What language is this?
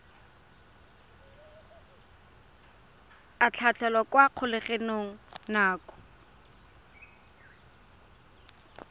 Tswana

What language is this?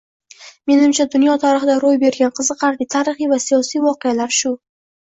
Uzbek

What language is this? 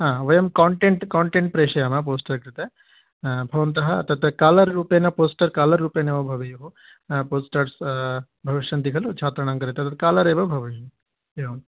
Sanskrit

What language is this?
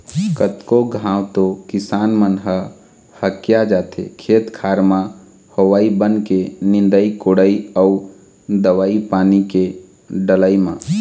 Chhattisgarhi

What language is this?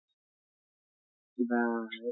Assamese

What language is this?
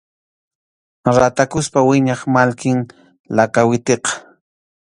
Arequipa-La Unión Quechua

